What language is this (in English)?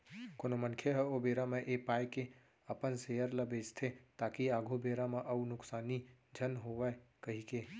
Chhattisgarhi